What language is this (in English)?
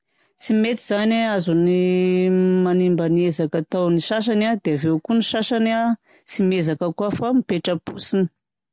Southern Betsimisaraka Malagasy